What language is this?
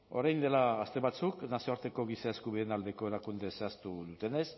Basque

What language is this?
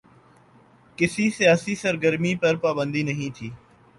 Urdu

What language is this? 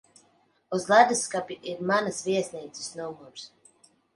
Latvian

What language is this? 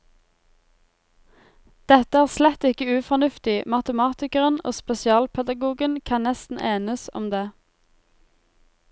Norwegian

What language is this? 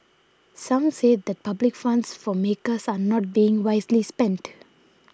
English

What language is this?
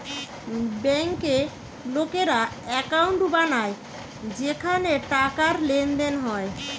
Bangla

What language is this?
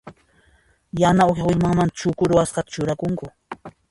Puno Quechua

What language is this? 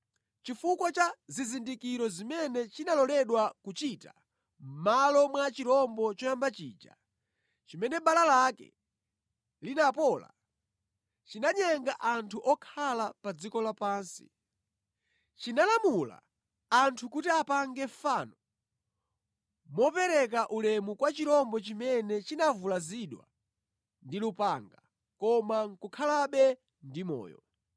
Nyanja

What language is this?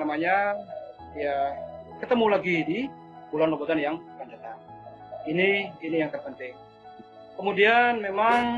Indonesian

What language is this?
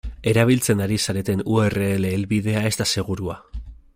Basque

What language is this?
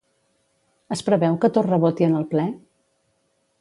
Catalan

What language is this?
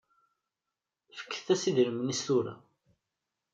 Kabyle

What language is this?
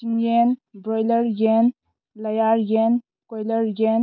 Manipuri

